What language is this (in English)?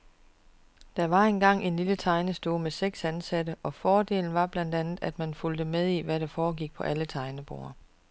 Danish